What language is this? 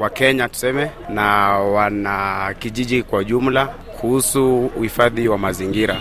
Swahili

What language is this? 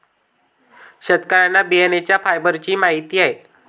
Marathi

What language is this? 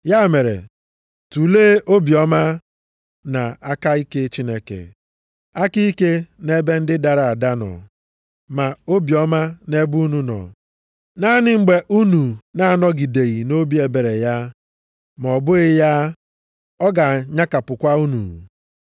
Igbo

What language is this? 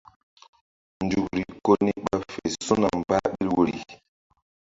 Mbum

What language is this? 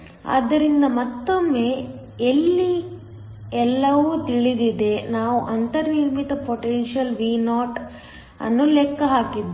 Kannada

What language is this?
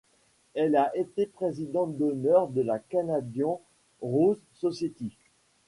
French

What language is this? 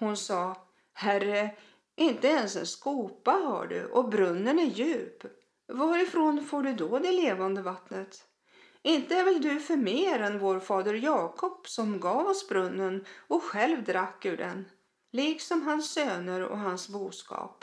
Swedish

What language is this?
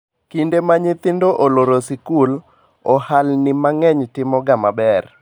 Luo (Kenya and Tanzania)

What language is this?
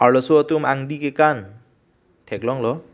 Karbi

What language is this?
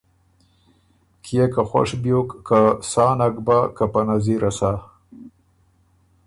Ormuri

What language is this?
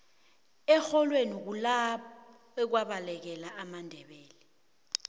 South Ndebele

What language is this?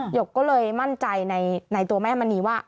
Thai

